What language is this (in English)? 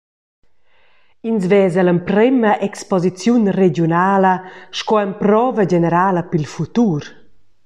Romansh